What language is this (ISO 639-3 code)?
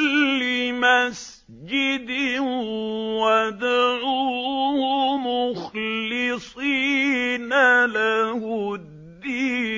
ara